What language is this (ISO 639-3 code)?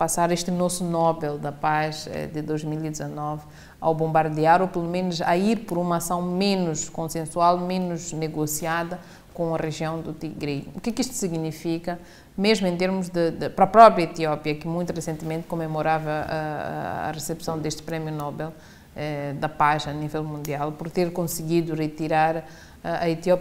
por